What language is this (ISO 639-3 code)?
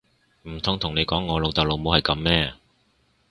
yue